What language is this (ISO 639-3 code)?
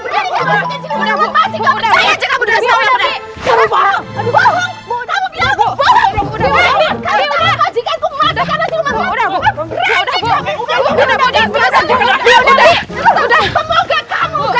ind